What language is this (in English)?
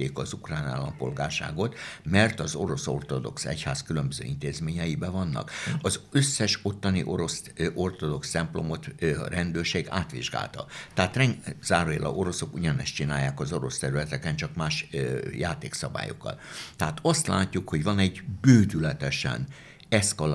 Hungarian